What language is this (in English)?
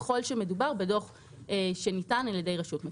Hebrew